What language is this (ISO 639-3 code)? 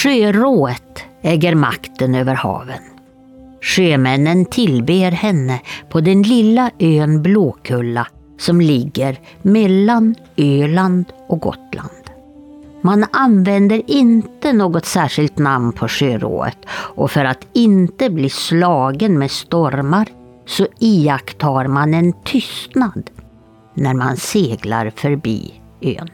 swe